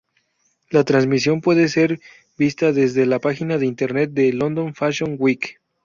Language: Spanish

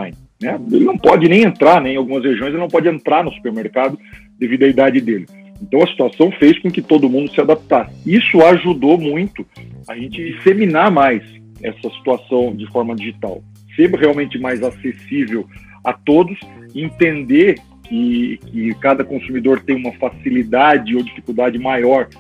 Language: Portuguese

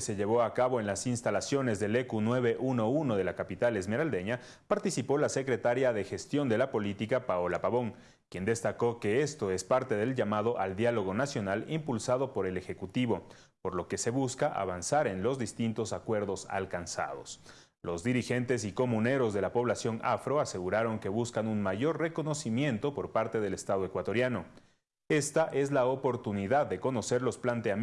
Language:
Spanish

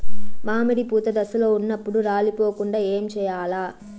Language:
Telugu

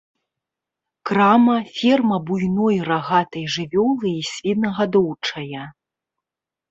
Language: Belarusian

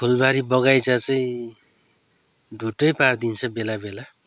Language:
Nepali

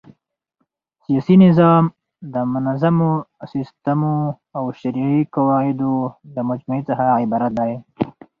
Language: Pashto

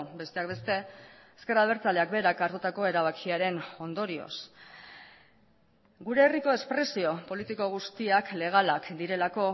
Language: Basque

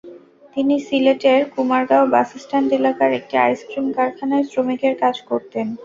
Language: Bangla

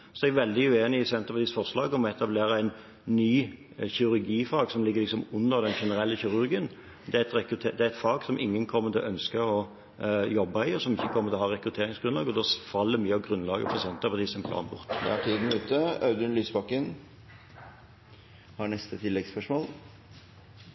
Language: Norwegian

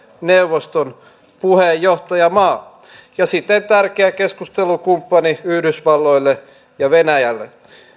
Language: Finnish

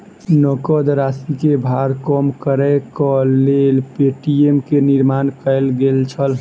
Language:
Maithili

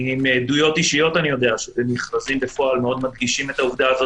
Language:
Hebrew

